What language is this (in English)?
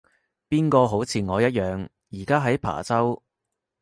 Cantonese